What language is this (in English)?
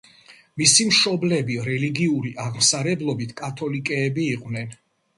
Georgian